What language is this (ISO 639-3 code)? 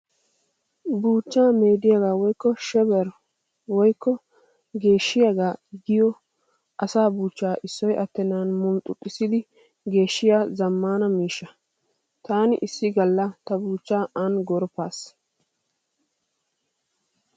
wal